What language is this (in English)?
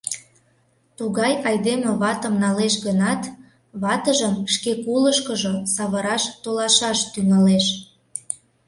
Mari